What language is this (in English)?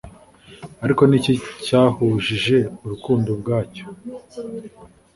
Kinyarwanda